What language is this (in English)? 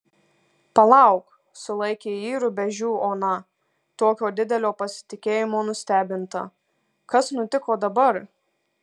Lithuanian